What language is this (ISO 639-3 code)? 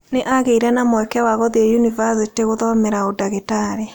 kik